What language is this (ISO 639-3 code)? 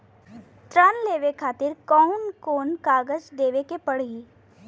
bho